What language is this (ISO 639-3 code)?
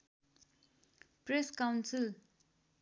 nep